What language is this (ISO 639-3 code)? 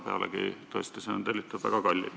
est